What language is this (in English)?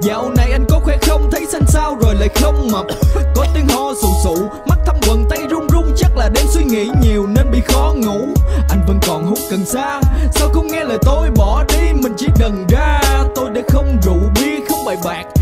Vietnamese